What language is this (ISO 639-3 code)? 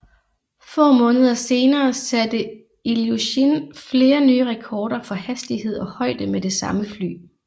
dan